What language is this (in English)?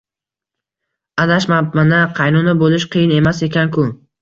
Uzbek